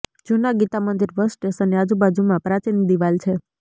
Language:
Gujarati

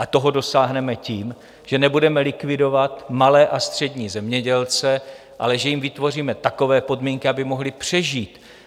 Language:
Czech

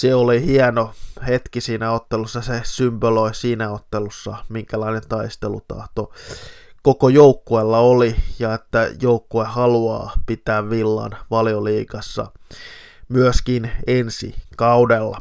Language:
Finnish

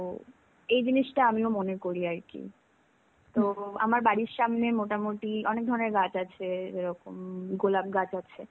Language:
Bangla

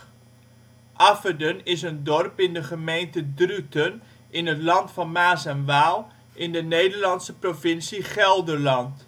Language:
Dutch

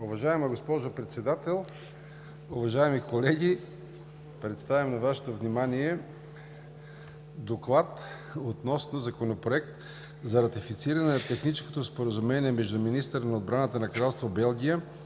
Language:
Bulgarian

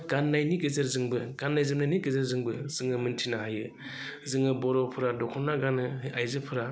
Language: Bodo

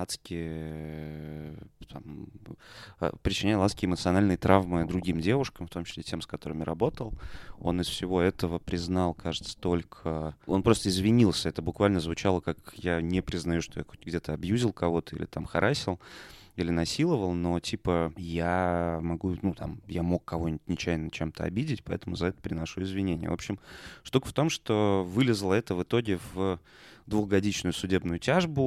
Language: Russian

